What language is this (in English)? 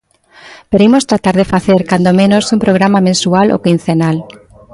Galician